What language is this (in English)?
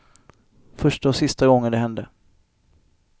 Swedish